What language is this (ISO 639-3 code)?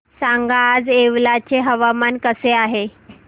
mar